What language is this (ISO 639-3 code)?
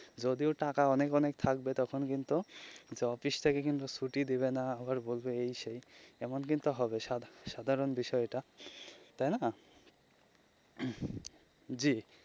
ben